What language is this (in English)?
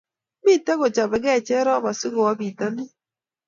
Kalenjin